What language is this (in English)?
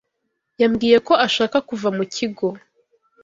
Kinyarwanda